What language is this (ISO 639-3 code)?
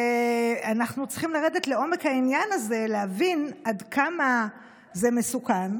heb